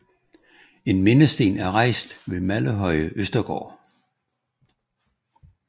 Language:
Danish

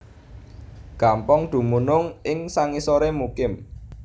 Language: Javanese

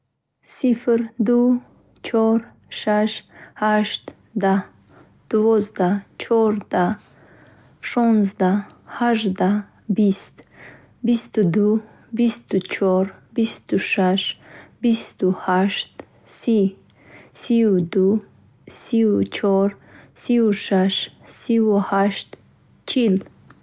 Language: Bukharic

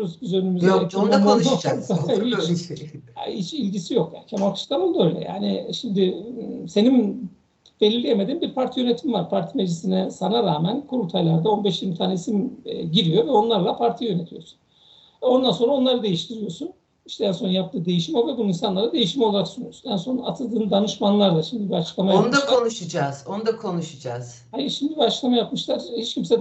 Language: Turkish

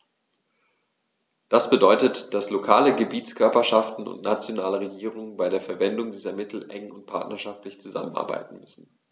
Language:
German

